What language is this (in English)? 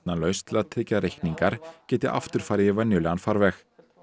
Icelandic